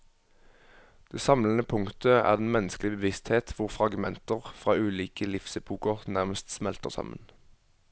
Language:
Norwegian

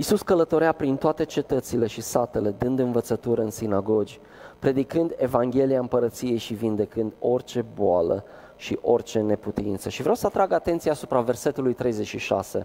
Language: Romanian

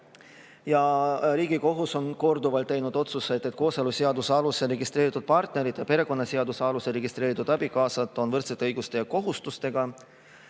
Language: Estonian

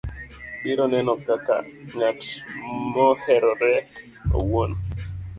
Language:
Luo (Kenya and Tanzania)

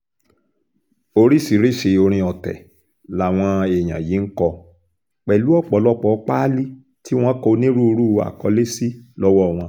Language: Yoruba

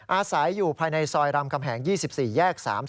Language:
Thai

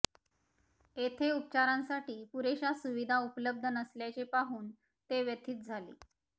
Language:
Marathi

